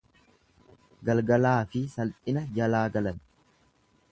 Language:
Oromo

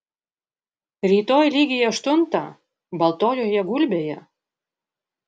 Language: Lithuanian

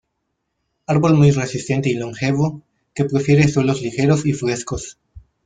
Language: Spanish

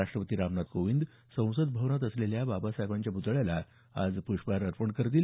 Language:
Marathi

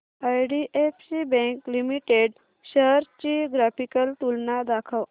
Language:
Marathi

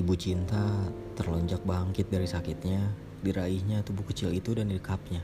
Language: Indonesian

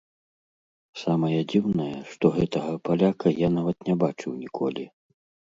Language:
Belarusian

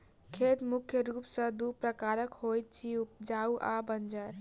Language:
Maithili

